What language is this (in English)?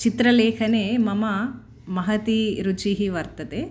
Sanskrit